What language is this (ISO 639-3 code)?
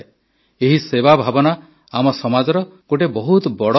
ori